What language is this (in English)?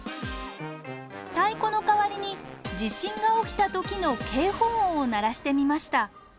Japanese